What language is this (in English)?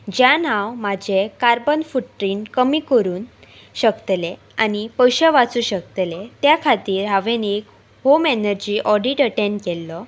Konkani